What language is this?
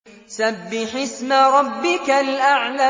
Arabic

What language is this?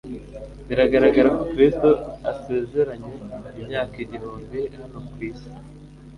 Kinyarwanda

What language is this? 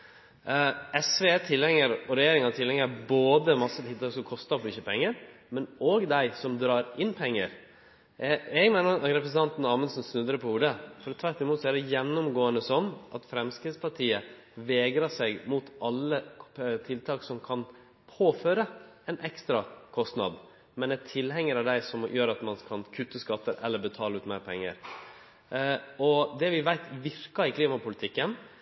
Norwegian Nynorsk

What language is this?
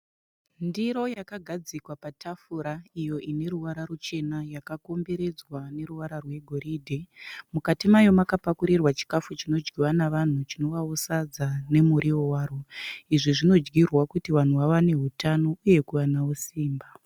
Shona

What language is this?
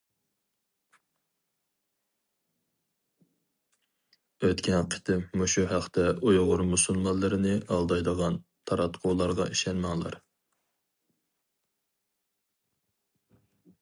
Uyghur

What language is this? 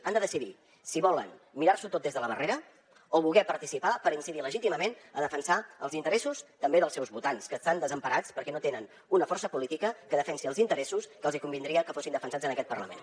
Catalan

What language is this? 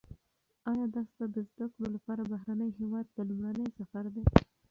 Pashto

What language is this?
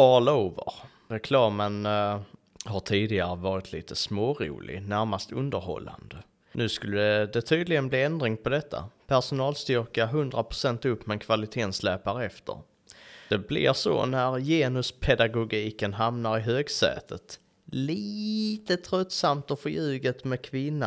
Swedish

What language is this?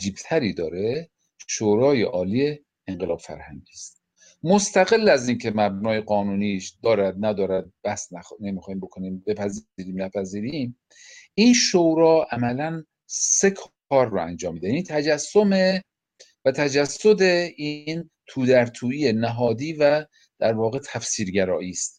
Persian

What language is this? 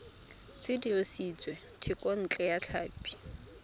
Tswana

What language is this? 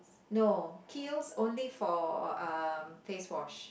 English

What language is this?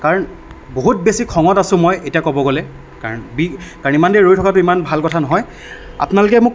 Assamese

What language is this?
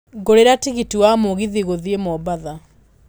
Kikuyu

